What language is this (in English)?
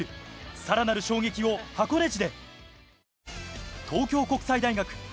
Japanese